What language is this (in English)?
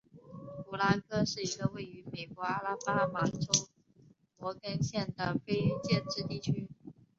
Chinese